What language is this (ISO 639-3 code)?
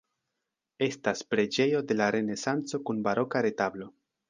epo